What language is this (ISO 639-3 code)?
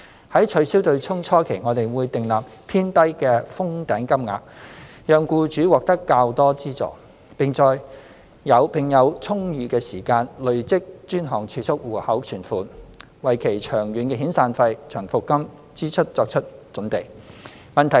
yue